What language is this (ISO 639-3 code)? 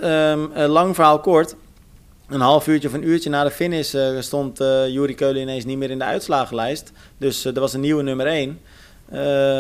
nld